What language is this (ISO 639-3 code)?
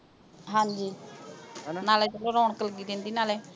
pan